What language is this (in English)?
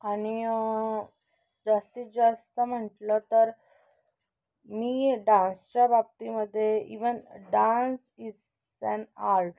Marathi